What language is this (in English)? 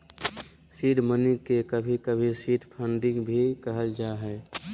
Magahi